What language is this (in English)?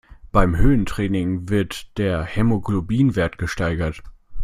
German